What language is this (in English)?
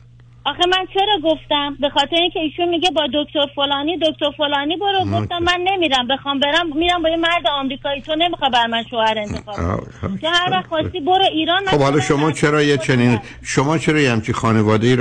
Persian